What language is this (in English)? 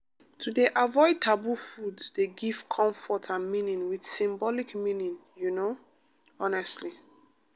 Nigerian Pidgin